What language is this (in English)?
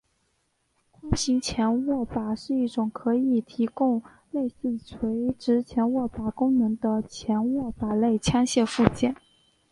Chinese